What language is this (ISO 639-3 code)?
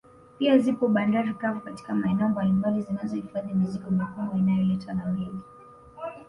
swa